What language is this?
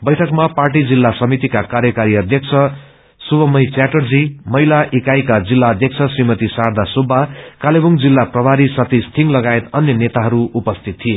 Nepali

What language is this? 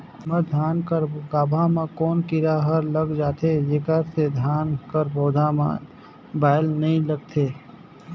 Chhattisgarhi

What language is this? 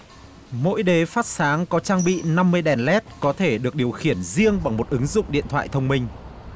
Vietnamese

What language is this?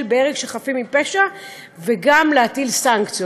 Hebrew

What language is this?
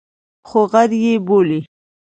Pashto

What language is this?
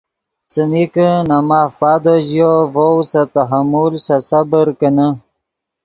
Yidgha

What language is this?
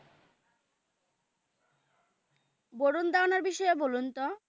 Bangla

